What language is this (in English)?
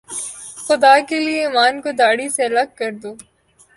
Urdu